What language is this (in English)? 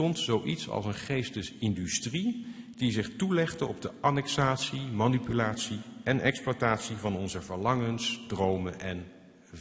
Dutch